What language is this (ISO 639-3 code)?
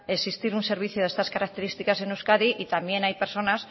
spa